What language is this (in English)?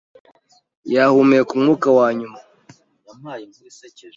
Kinyarwanda